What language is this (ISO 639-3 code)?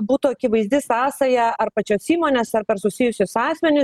lit